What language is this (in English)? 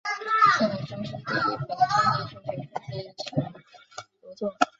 Chinese